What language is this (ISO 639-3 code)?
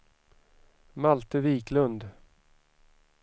swe